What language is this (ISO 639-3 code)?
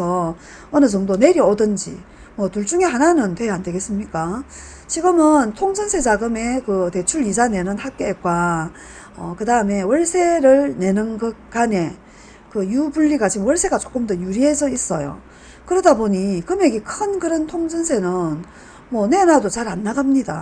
kor